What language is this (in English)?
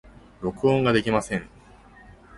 Japanese